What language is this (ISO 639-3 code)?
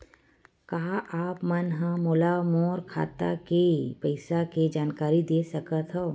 hne